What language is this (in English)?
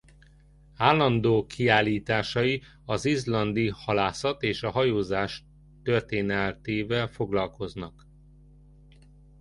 Hungarian